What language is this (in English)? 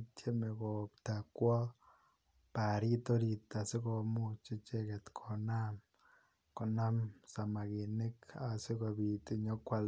Kalenjin